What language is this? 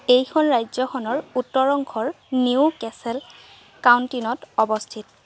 Assamese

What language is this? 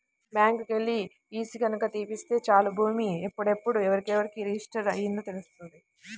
Telugu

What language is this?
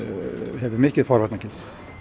Icelandic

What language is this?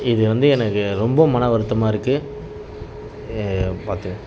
Tamil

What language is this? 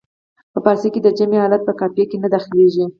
Pashto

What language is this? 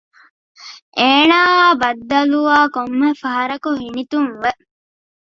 Divehi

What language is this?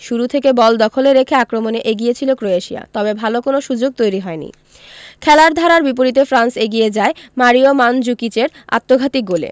Bangla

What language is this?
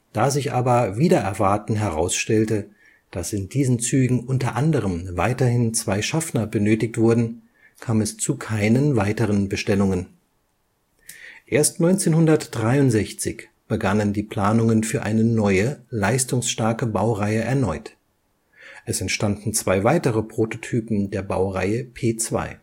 German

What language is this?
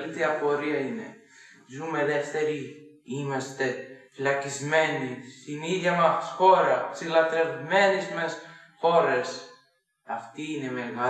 Greek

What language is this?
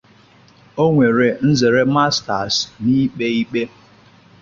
Igbo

